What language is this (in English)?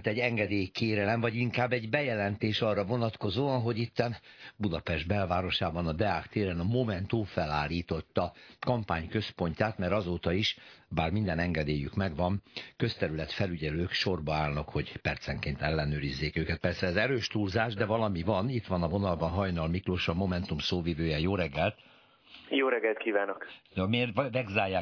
Hungarian